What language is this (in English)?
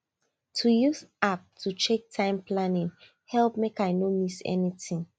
Nigerian Pidgin